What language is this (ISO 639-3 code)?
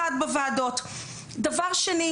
heb